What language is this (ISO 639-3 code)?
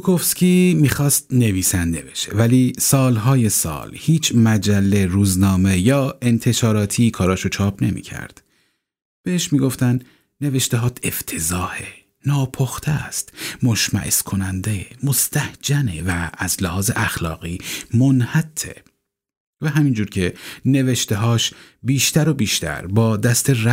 fas